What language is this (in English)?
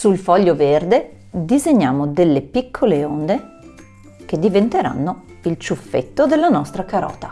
Italian